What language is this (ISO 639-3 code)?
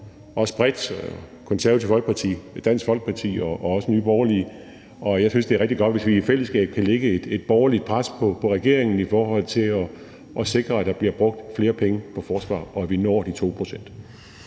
dan